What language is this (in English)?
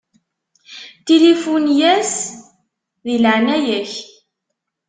Kabyle